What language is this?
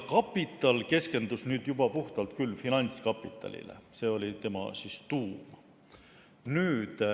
Estonian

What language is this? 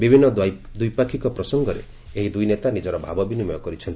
Odia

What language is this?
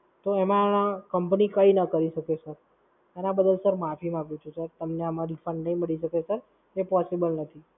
Gujarati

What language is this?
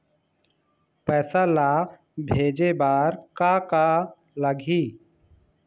Chhattisgarhi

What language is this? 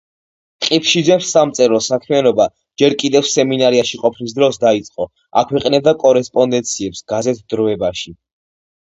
Georgian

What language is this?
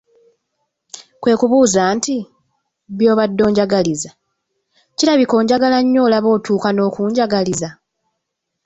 Ganda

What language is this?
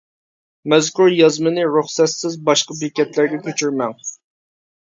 Uyghur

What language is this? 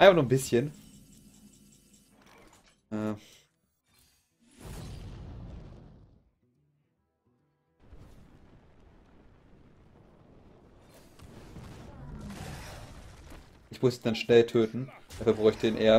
German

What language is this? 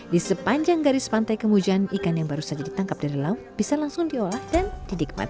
Indonesian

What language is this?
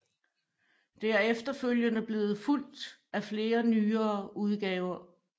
Danish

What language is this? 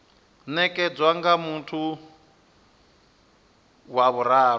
Venda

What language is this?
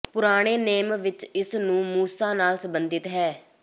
Punjabi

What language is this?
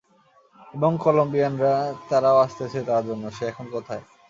Bangla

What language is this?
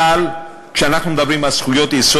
Hebrew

